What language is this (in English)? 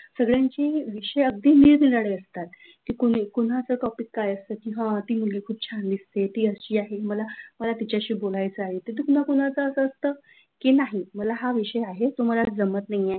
Marathi